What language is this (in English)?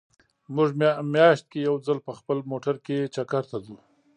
Pashto